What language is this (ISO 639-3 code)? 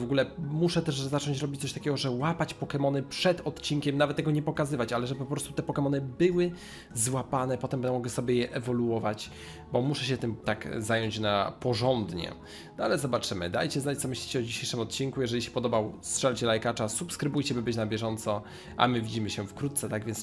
pol